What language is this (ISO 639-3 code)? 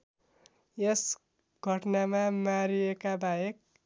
nep